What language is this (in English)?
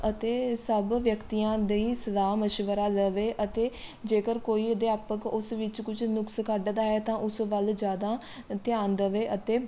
Punjabi